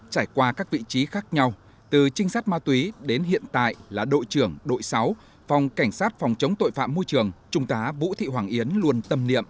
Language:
Vietnamese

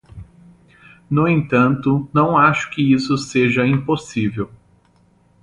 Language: Portuguese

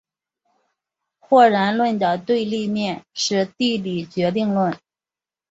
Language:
Chinese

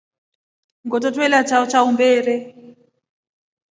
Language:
Rombo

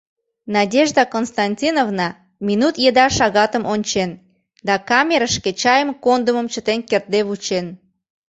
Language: Mari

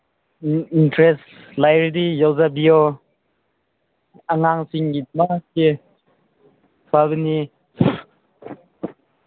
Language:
Manipuri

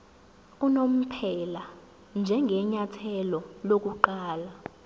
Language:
Zulu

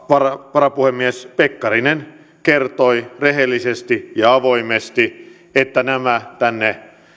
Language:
Finnish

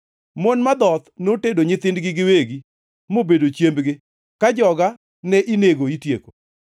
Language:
Luo (Kenya and Tanzania)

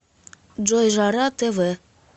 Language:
Russian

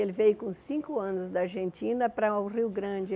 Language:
Portuguese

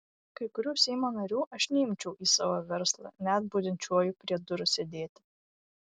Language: Lithuanian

